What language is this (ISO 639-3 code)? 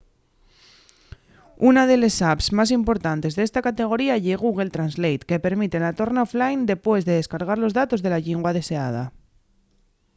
ast